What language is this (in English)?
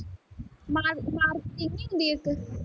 Punjabi